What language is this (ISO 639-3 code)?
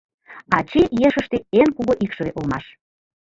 chm